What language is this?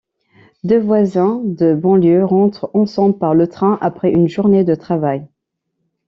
French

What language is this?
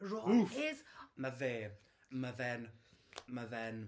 Welsh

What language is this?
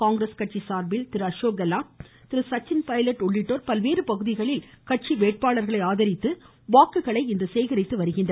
Tamil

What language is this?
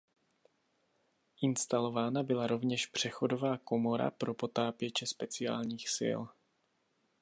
Czech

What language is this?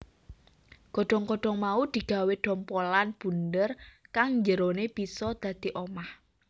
Javanese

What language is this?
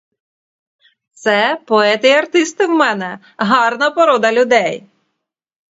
Ukrainian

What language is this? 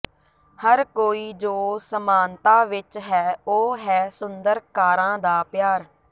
Punjabi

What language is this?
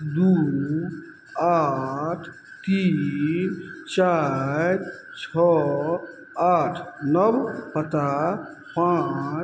Maithili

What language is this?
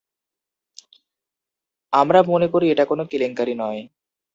Bangla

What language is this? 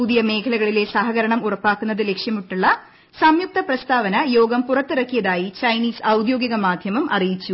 Malayalam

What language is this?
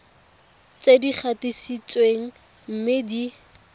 Tswana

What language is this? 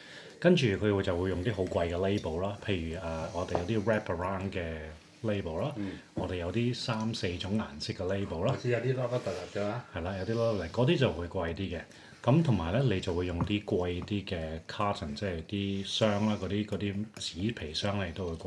Chinese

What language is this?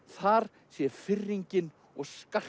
Icelandic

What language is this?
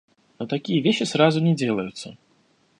Russian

